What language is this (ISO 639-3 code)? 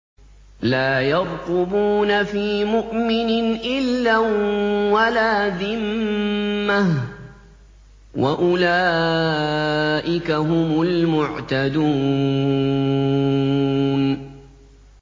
ara